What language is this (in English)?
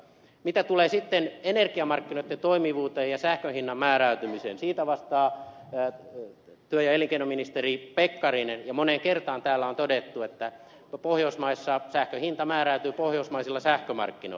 Finnish